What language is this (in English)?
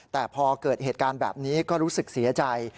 Thai